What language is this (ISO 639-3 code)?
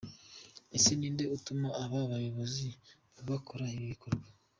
kin